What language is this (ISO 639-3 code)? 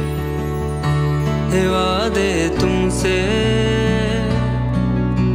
ara